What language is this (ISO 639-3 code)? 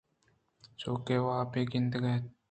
bgp